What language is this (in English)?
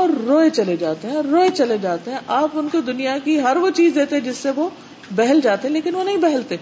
Urdu